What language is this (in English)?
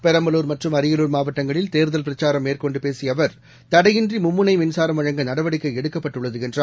Tamil